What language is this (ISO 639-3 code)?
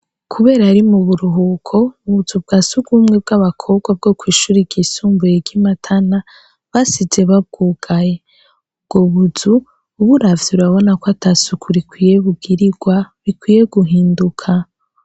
run